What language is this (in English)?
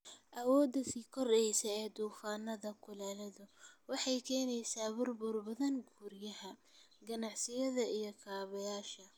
Somali